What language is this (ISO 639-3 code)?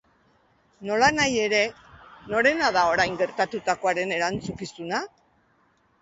eus